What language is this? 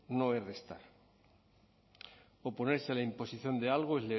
Spanish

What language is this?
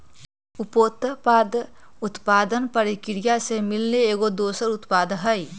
Magahi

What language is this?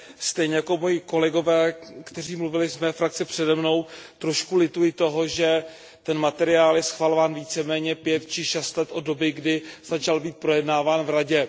Czech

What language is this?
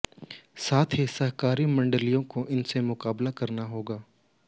Hindi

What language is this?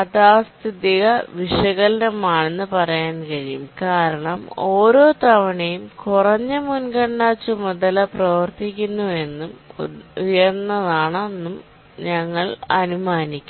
Malayalam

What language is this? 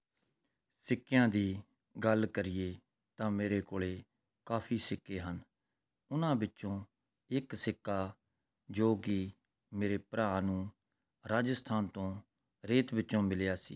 Punjabi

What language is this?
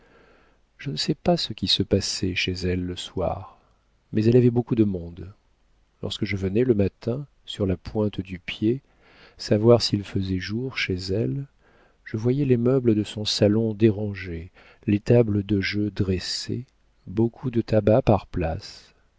French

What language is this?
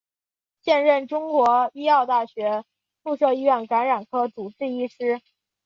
Chinese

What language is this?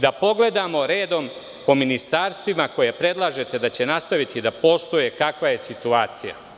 Serbian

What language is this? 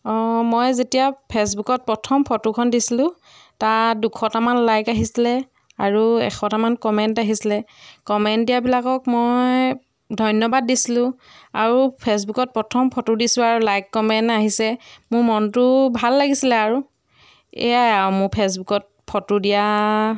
Assamese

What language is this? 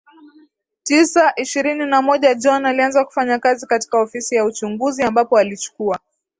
Swahili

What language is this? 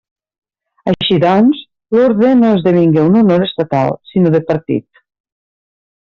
Catalan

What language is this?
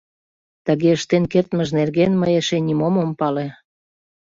Mari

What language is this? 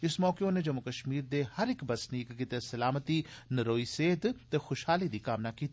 Dogri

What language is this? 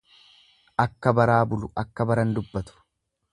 Oromo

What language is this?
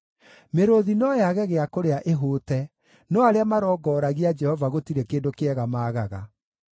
Kikuyu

